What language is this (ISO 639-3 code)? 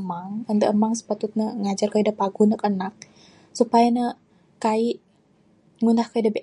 sdo